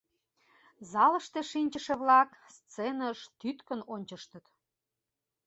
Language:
Mari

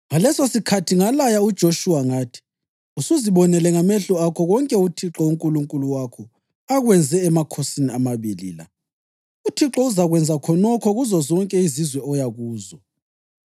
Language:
North Ndebele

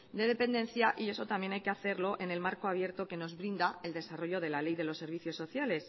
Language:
Spanish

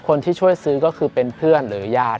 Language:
Thai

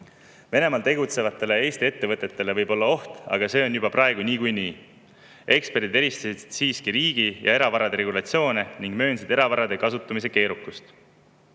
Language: Estonian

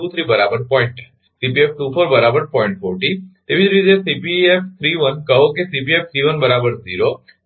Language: Gujarati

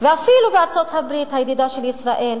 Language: Hebrew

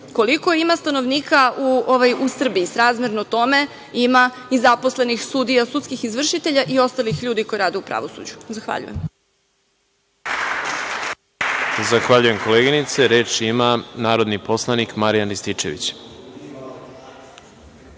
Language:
Serbian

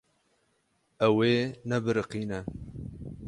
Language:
Kurdish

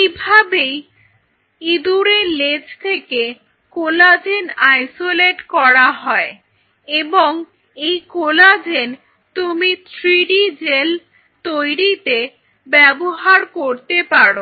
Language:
Bangla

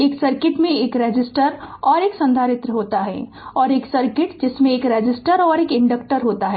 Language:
Hindi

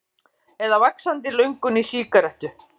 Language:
Icelandic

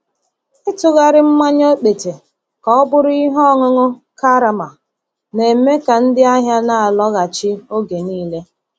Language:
Igbo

